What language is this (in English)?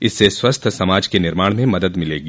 Hindi